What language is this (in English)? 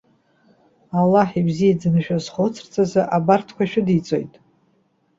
Abkhazian